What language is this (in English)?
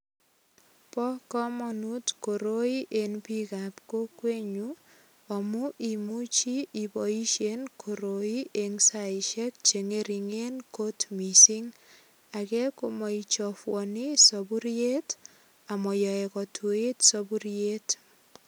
Kalenjin